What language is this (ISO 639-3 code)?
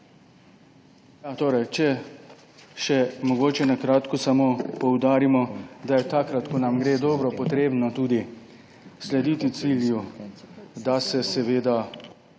slv